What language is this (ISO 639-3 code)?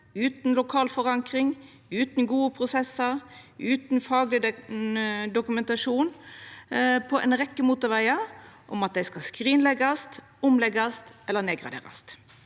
nor